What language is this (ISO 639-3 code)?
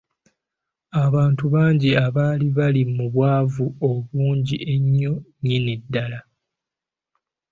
lug